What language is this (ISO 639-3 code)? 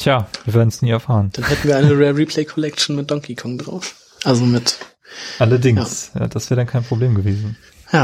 deu